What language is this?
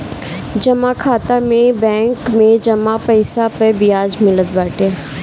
Bhojpuri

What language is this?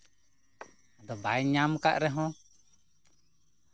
Santali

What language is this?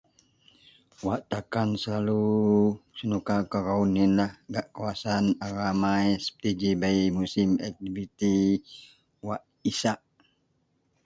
Central Melanau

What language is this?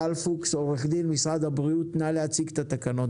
Hebrew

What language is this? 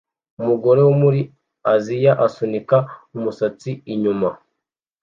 Kinyarwanda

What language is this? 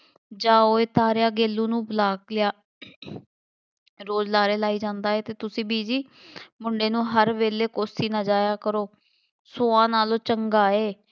Punjabi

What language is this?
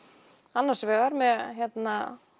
Icelandic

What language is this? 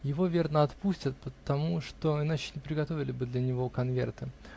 Russian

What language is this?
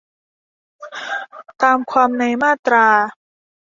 Thai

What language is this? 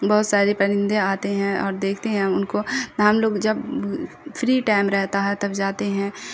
Urdu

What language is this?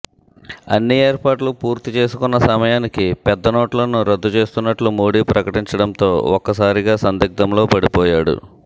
Telugu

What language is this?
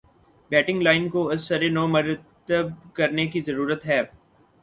Urdu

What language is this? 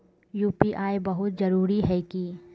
Magahi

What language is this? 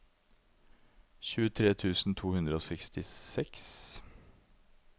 Norwegian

